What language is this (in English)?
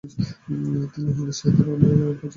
Bangla